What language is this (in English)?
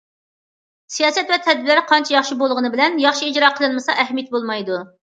Uyghur